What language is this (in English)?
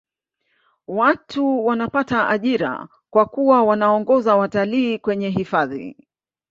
Swahili